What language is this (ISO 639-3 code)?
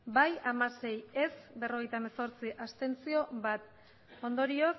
eus